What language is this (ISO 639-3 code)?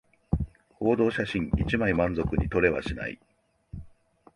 jpn